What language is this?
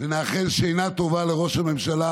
Hebrew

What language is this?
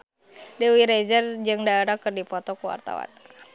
Sundanese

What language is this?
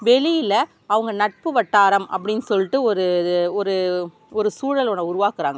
Tamil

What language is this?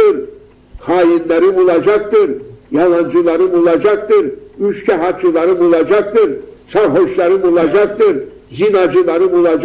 Turkish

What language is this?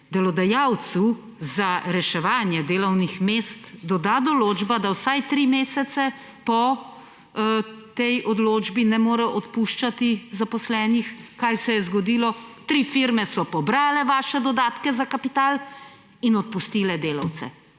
Slovenian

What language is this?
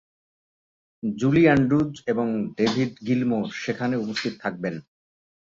Bangla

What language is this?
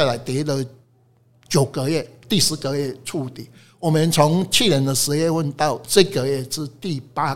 Chinese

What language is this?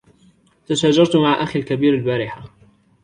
Arabic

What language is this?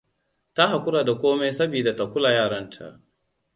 Hausa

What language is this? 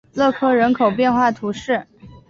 Chinese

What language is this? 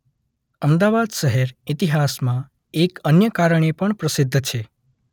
Gujarati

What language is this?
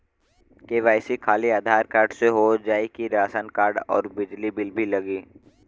Bhojpuri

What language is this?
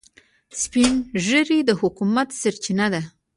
Pashto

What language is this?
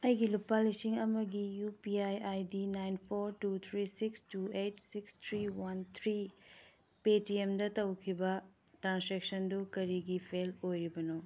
Manipuri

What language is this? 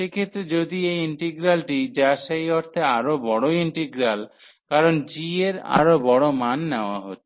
Bangla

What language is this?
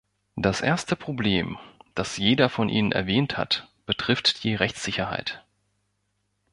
German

